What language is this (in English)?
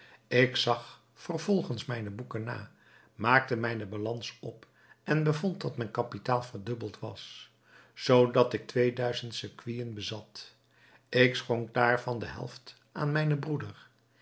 Dutch